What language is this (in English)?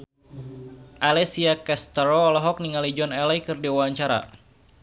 Sundanese